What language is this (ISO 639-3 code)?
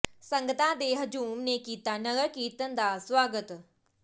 pan